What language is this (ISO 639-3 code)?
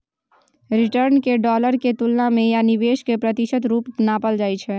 mai